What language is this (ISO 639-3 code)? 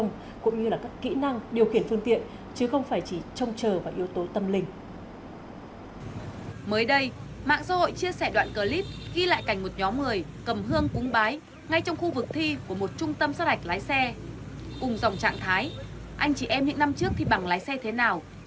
vie